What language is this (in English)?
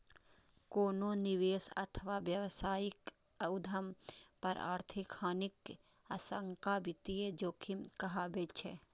Maithili